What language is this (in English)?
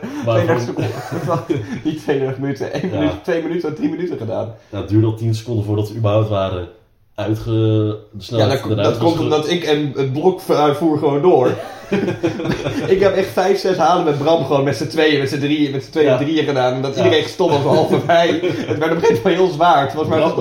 Dutch